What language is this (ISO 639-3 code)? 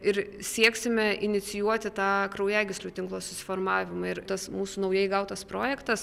lit